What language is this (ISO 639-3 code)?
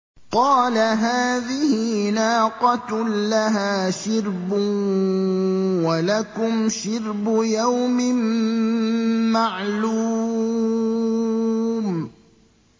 ara